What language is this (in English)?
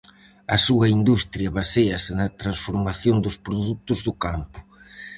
Galician